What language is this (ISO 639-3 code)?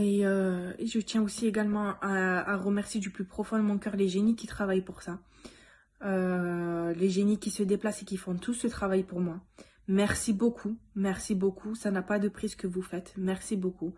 fra